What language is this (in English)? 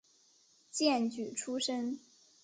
Chinese